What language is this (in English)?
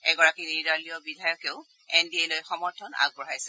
Assamese